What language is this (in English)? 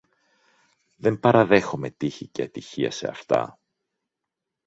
Greek